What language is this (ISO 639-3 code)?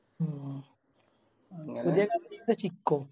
mal